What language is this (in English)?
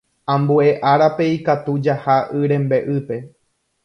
Guarani